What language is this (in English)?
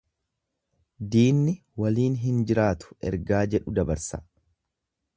Oromo